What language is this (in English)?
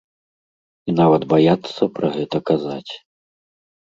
Belarusian